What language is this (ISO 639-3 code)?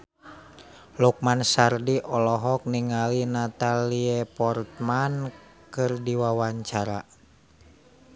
sun